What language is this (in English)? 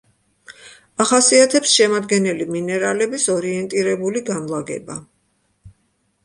Georgian